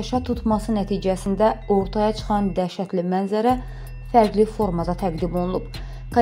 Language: Turkish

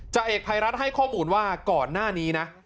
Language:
Thai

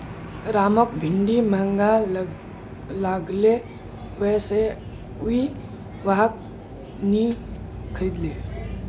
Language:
Magahi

